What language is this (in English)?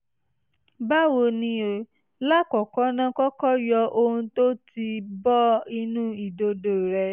Yoruba